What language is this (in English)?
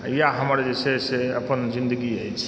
Maithili